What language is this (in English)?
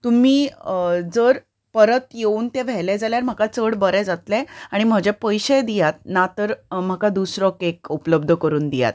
Konkani